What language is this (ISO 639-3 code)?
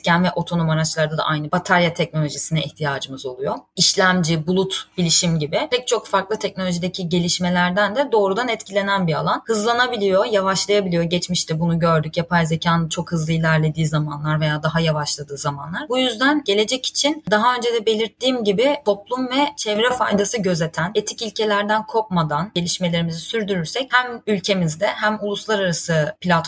tur